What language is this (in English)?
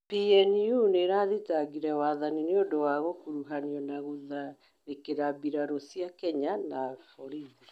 Kikuyu